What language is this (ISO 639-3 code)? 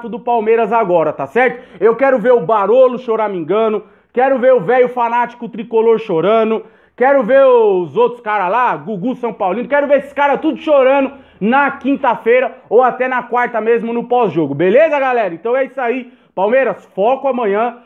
por